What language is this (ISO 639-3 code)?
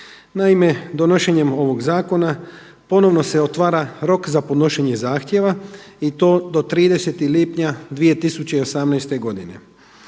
hrv